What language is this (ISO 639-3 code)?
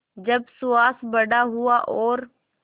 hin